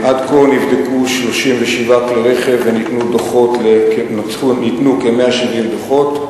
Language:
Hebrew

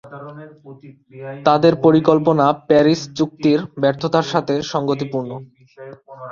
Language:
Bangla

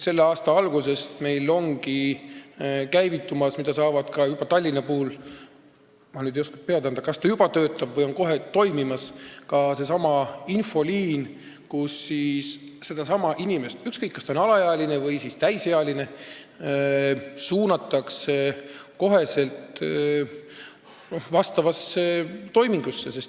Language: Estonian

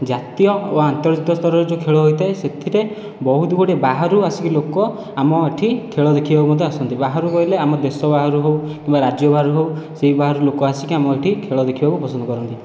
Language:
Odia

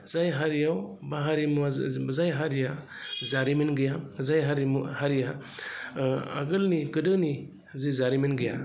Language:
Bodo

